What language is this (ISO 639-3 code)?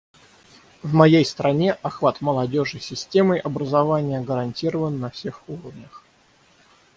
rus